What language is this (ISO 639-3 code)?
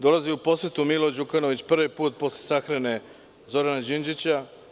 srp